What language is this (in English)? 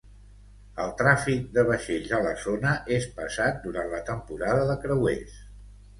Catalan